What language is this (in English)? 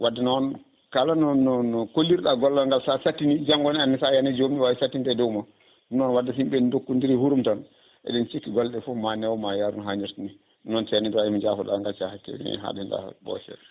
Fula